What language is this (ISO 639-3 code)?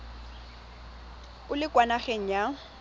tsn